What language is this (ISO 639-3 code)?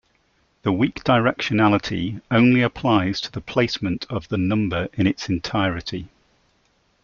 eng